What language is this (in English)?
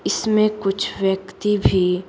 Hindi